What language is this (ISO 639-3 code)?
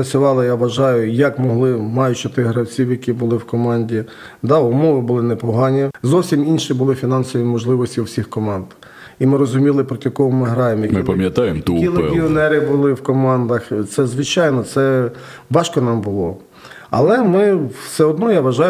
ukr